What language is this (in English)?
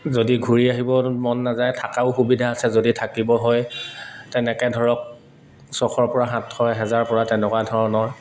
Assamese